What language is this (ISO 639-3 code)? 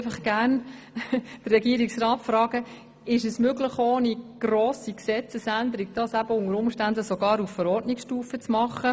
gsw